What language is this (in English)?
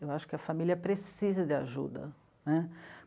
Portuguese